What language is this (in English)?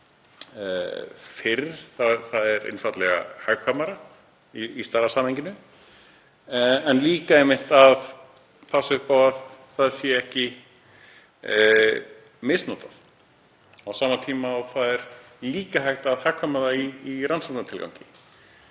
Icelandic